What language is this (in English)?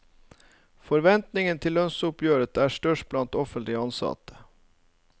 Norwegian